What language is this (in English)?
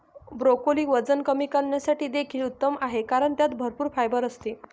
Marathi